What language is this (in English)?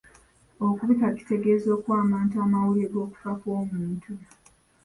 Ganda